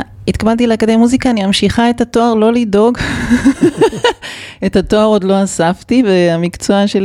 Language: Hebrew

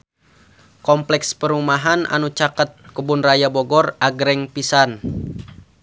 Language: Sundanese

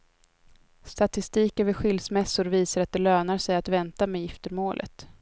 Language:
Swedish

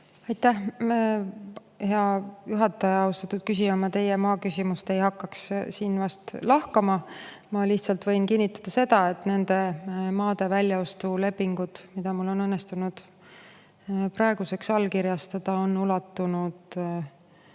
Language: Estonian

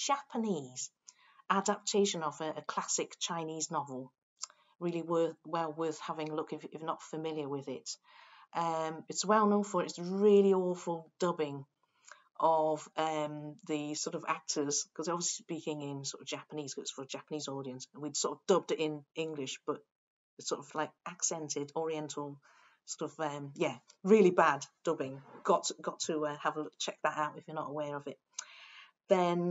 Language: English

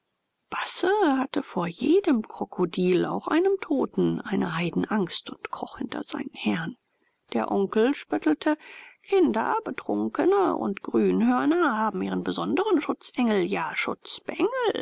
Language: German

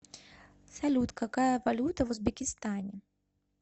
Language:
Russian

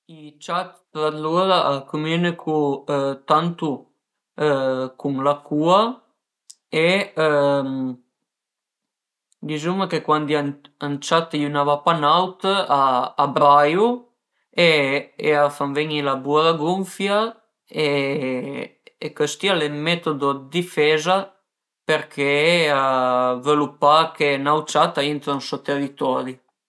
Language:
Piedmontese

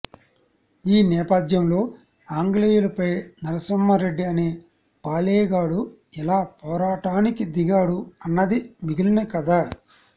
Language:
Telugu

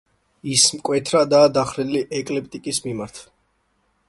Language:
Georgian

